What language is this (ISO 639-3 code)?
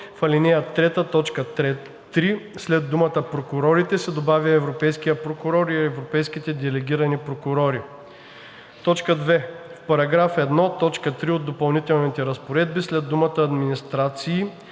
bul